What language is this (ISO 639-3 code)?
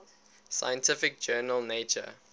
eng